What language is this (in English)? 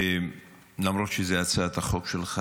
Hebrew